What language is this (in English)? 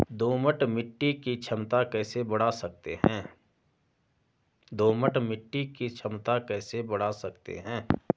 Hindi